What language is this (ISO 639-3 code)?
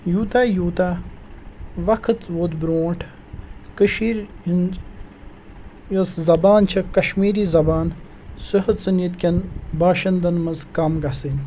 kas